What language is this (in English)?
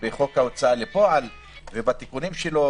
Hebrew